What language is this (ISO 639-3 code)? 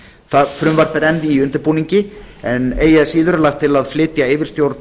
isl